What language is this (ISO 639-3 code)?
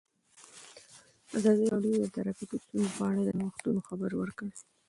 pus